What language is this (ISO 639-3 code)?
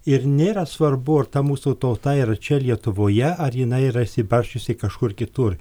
lit